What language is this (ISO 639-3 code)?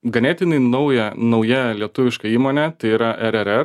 lit